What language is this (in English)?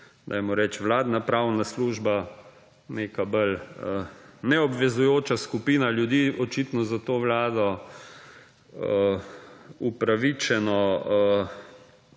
Slovenian